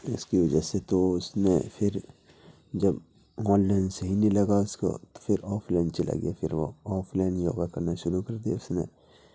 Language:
Urdu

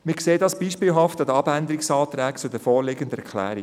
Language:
Swiss German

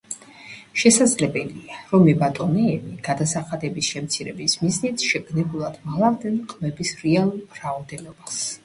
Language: Georgian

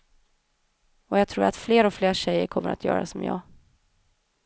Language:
Swedish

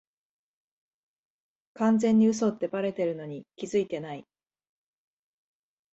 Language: Japanese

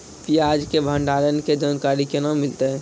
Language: Maithili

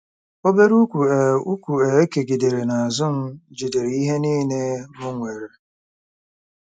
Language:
Igbo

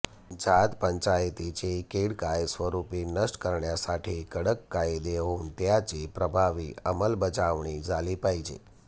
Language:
Marathi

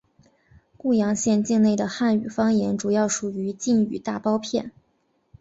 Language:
Chinese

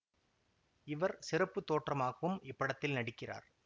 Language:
Tamil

